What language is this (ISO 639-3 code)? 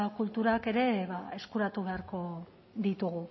eus